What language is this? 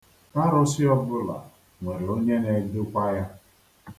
Igbo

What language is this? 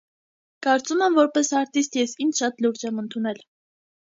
Armenian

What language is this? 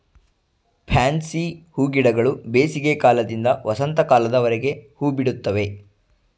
Kannada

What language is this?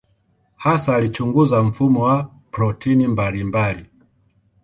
Swahili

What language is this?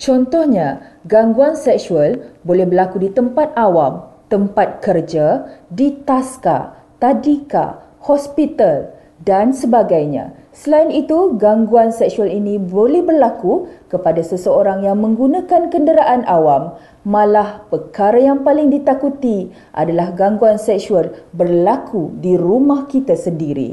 Malay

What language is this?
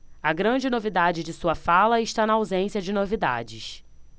Portuguese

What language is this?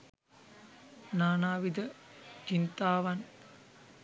Sinhala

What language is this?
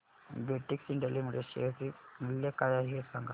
Marathi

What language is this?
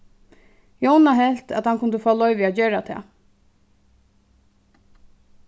Faroese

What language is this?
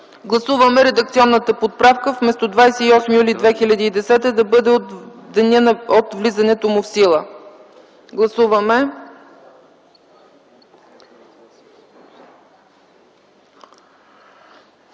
Bulgarian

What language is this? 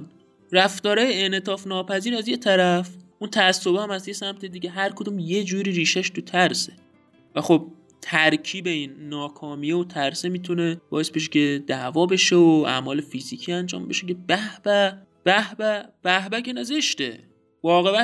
Persian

